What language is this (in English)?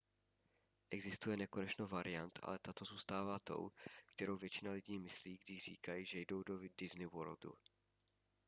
Czech